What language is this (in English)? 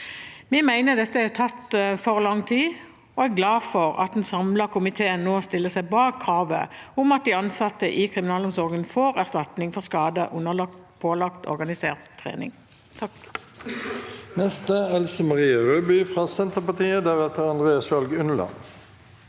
Norwegian